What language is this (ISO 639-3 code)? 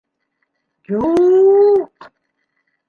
bak